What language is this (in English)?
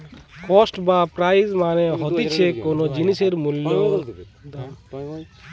Bangla